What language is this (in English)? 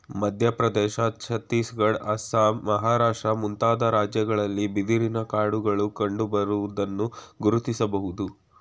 Kannada